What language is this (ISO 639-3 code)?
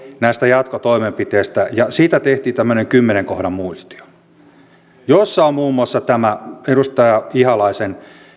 fin